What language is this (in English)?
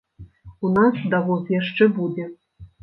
Belarusian